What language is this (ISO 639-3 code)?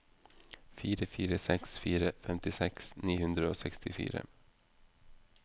nor